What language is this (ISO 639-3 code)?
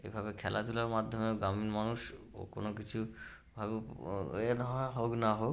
ben